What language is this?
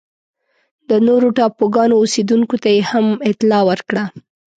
Pashto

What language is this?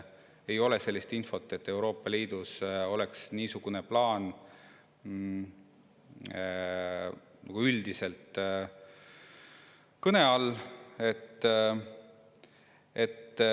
Estonian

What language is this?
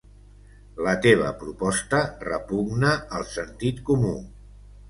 Catalan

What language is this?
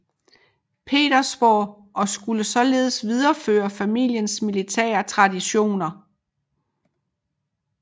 Danish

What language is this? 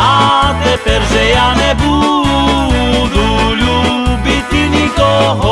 Slovak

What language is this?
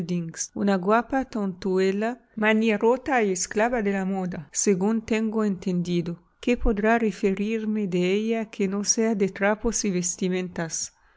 Spanish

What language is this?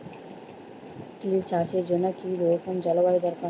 Bangla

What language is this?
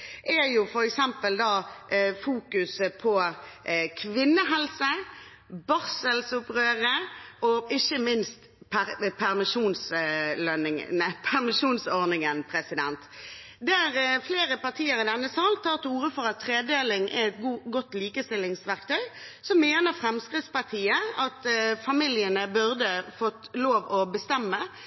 Norwegian Bokmål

